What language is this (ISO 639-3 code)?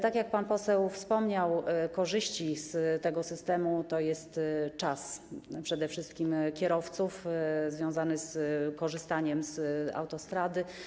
pol